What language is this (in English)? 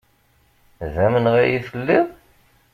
Kabyle